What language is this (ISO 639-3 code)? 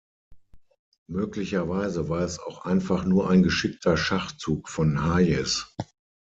deu